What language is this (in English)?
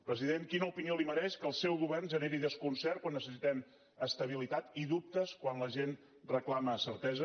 Catalan